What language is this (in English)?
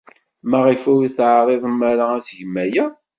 Kabyle